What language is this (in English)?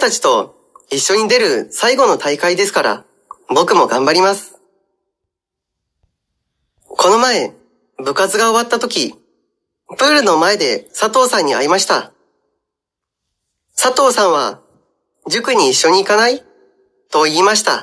Indonesian